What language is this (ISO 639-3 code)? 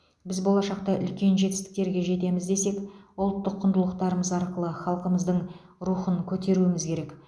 kaz